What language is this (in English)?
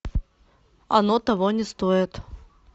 Russian